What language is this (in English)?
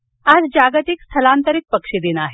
Marathi